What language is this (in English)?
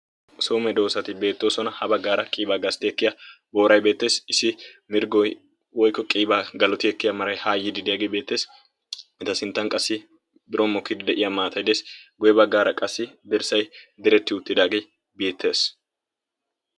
Wolaytta